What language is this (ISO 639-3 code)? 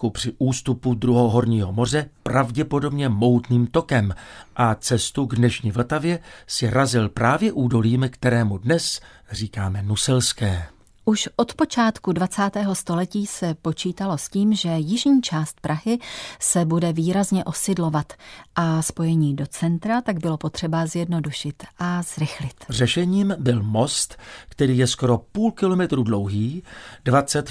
ces